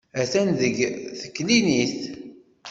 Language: Kabyle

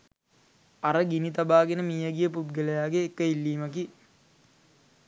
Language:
Sinhala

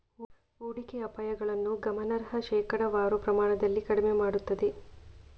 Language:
Kannada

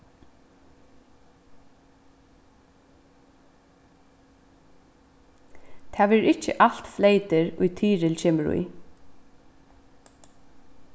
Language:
Faroese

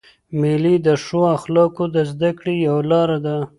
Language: Pashto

